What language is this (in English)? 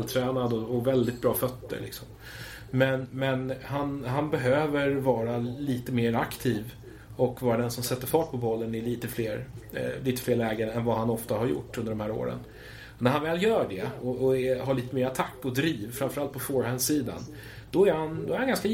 Swedish